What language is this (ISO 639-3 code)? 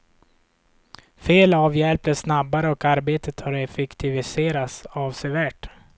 swe